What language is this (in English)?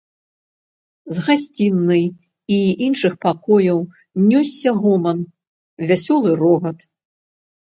Belarusian